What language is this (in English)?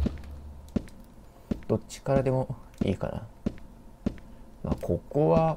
Japanese